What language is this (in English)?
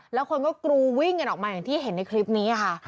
Thai